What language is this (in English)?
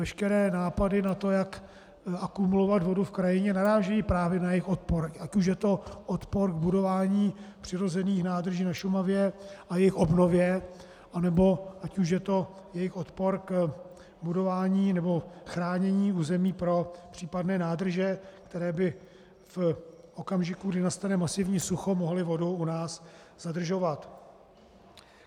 Czech